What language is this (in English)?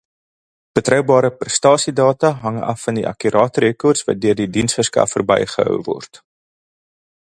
Afrikaans